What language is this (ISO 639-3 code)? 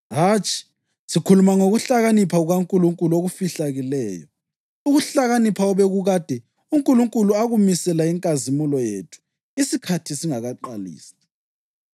nde